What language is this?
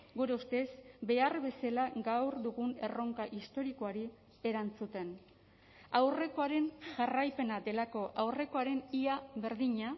Basque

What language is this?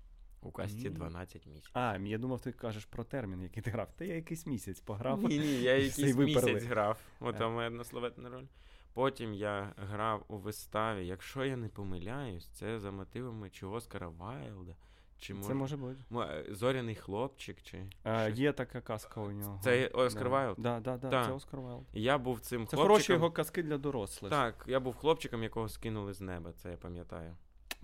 Ukrainian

